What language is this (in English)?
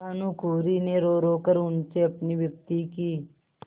Hindi